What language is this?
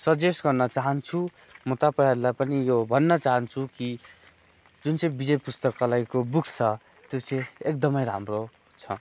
Nepali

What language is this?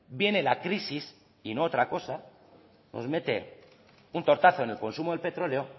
Spanish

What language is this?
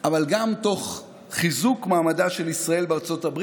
Hebrew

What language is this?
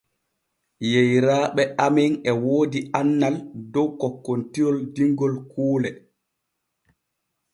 Borgu Fulfulde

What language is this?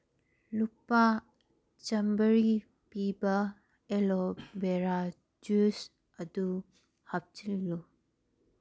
Manipuri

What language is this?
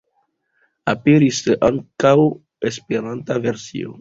Esperanto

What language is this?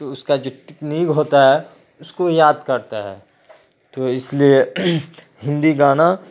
Urdu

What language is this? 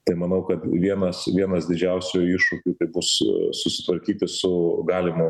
Lithuanian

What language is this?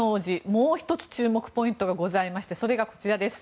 Japanese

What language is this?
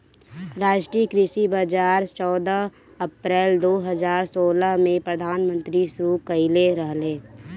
Bhojpuri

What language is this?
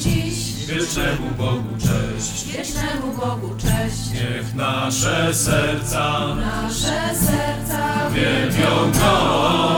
Polish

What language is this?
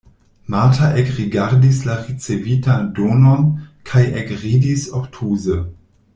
Esperanto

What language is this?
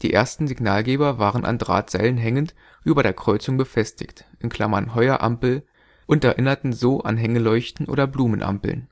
German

